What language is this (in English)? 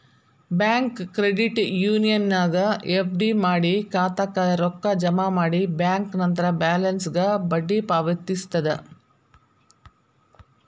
Kannada